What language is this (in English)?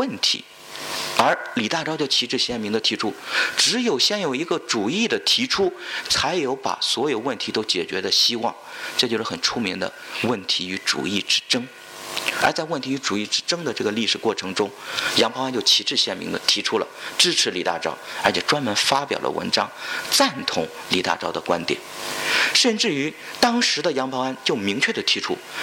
Chinese